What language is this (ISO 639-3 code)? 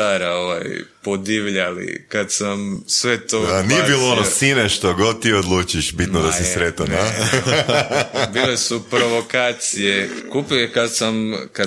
hrv